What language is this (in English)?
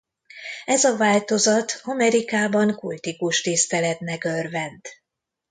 Hungarian